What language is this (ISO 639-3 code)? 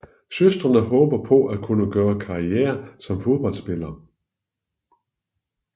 dan